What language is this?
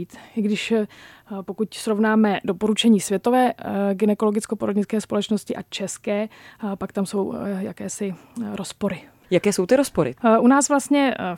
Czech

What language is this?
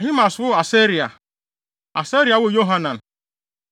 Akan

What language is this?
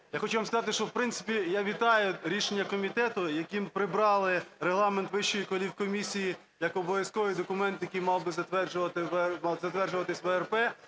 Ukrainian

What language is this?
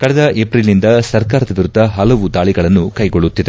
Kannada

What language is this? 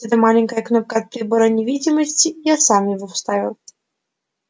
Russian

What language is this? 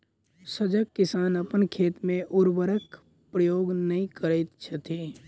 Maithili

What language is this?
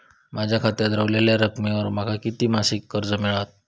Marathi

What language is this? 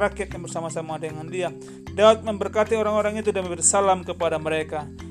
Indonesian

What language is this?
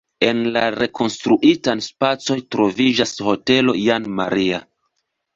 Esperanto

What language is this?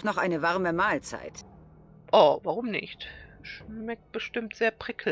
German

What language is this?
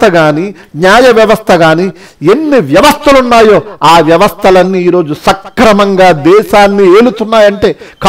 Hindi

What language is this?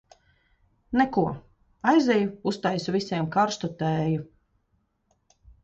Latvian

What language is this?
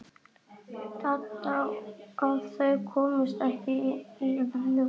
Icelandic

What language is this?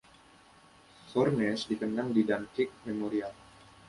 Indonesian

